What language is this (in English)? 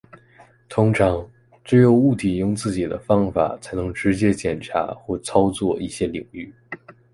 Chinese